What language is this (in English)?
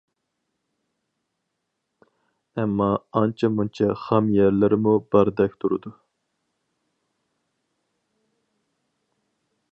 Uyghur